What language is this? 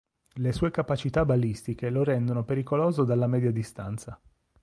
Italian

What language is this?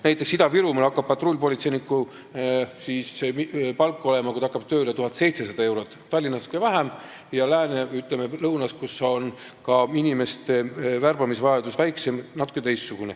Estonian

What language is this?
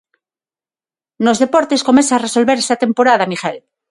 Galician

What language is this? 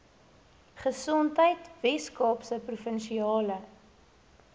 Afrikaans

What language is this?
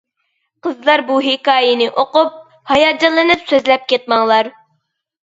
Uyghur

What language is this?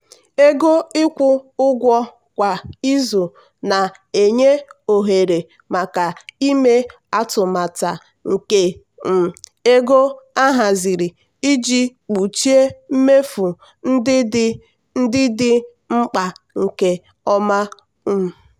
Igbo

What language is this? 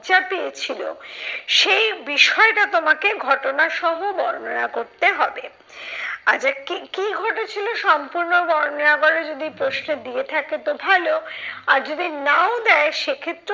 Bangla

